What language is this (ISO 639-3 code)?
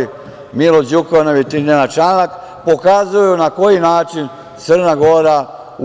srp